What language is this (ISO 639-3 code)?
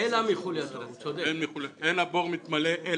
heb